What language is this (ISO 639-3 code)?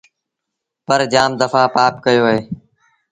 sbn